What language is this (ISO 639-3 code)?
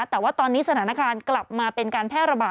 tha